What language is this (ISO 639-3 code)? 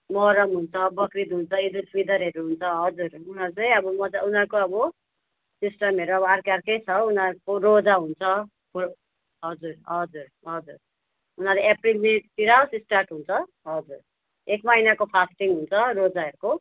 nep